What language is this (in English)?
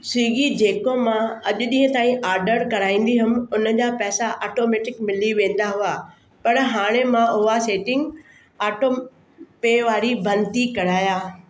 Sindhi